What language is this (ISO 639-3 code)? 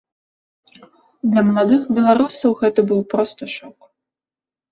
bel